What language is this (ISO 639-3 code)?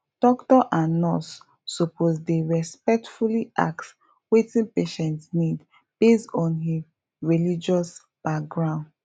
pcm